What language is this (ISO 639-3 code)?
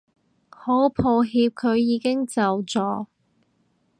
yue